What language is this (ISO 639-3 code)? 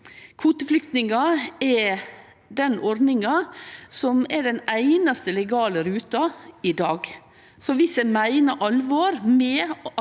nor